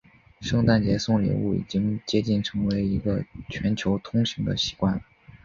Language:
Chinese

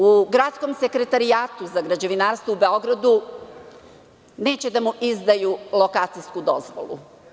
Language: Serbian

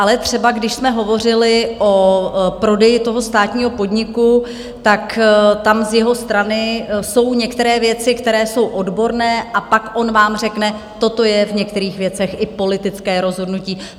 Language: Czech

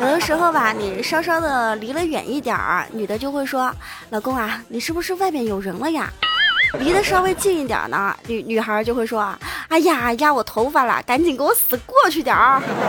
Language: Chinese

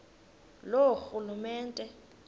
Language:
Xhosa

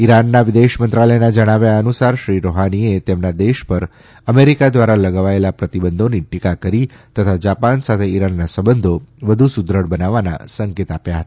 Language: Gujarati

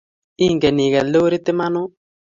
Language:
Kalenjin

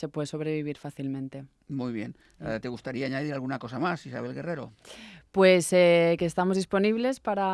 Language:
Spanish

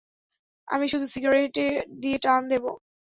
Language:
Bangla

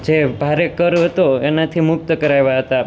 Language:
Gujarati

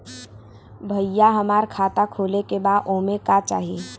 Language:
Bhojpuri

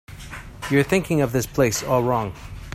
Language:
English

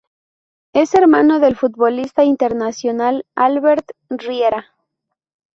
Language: Spanish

